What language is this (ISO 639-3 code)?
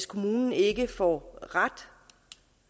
dan